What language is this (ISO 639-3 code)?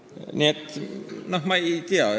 est